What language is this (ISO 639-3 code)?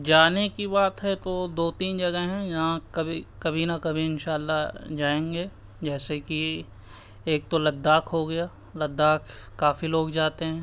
urd